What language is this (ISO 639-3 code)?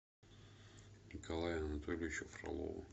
rus